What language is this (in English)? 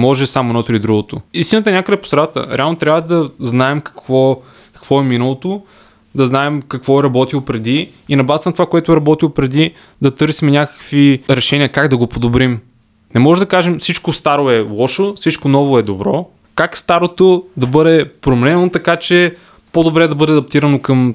Bulgarian